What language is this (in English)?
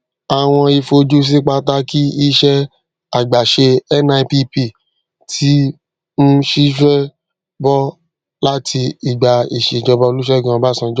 Yoruba